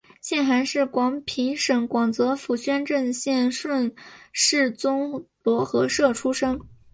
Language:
Chinese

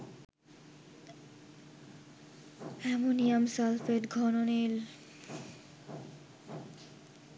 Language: Bangla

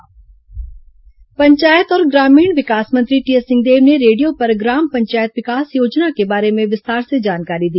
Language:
Hindi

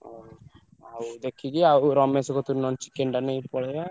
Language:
Odia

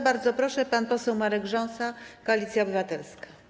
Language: Polish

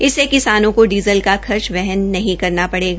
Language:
Hindi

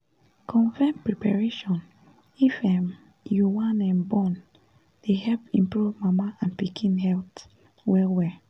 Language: Nigerian Pidgin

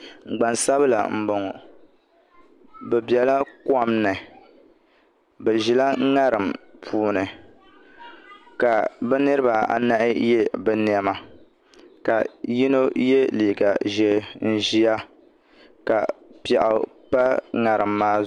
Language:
Dagbani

